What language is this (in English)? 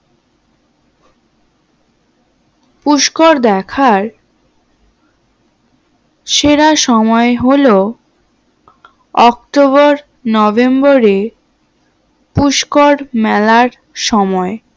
Bangla